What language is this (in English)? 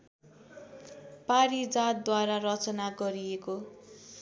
Nepali